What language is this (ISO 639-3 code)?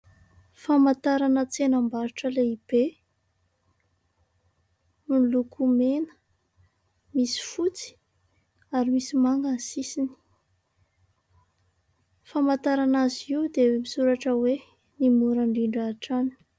mlg